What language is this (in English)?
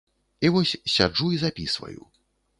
Belarusian